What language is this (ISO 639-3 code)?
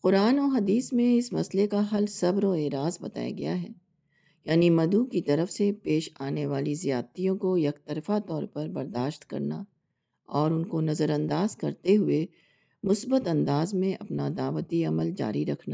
urd